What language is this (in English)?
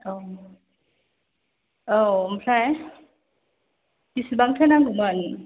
Bodo